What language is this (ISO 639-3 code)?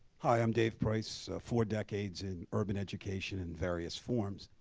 eng